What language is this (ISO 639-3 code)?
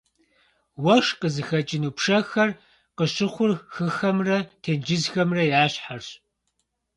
kbd